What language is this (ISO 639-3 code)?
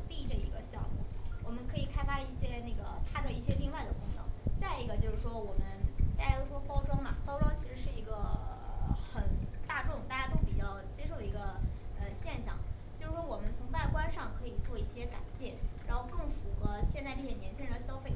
zho